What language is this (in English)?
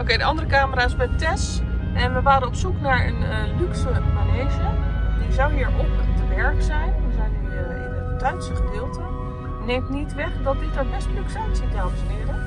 Dutch